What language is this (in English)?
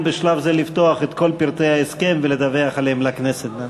Hebrew